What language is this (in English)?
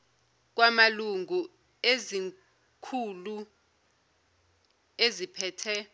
Zulu